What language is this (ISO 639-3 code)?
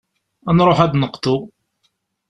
kab